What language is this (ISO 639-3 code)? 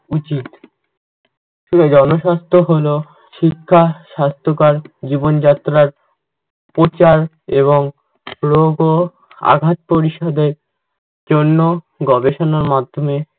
ben